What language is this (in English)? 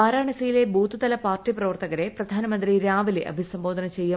Malayalam